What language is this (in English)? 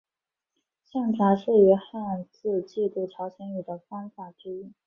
Chinese